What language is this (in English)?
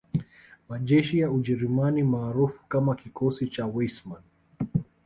Swahili